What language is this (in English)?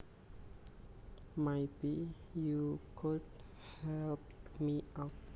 Javanese